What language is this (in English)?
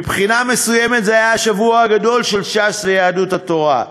Hebrew